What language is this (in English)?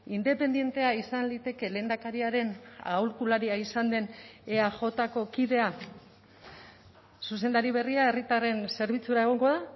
Basque